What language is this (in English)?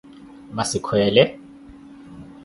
Koti